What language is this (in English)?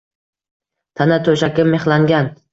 Uzbek